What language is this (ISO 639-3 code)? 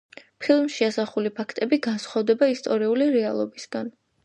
kat